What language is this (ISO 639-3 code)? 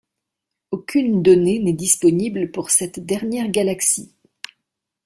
fra